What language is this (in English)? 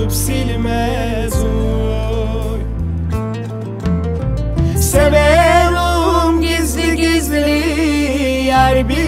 Turkish